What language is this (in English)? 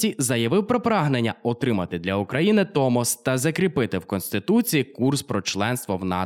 Ukrainian